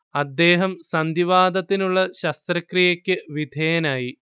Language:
Malayalam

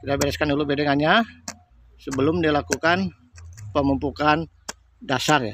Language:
Indonesian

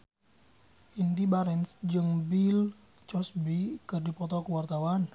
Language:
Sundanese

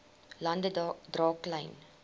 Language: Afrikaans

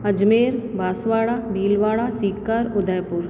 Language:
Sindhi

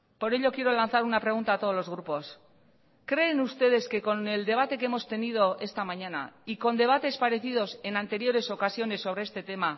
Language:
Spanish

